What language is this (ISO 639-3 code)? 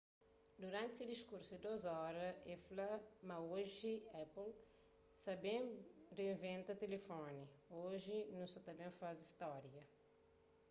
kea